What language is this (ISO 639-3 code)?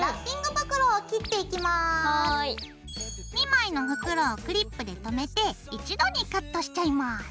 jpn